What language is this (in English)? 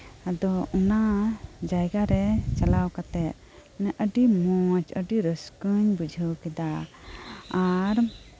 Santali